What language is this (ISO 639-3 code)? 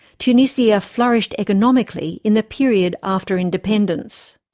eng